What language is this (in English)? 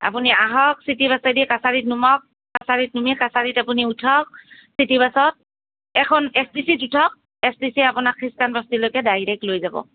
Assamese